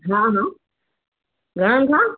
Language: Sindhi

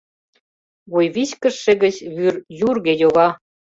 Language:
Mari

